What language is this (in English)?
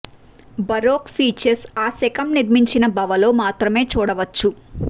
Telugu